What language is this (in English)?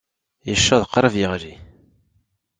Kabyle